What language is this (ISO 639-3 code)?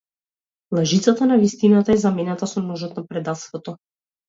mkd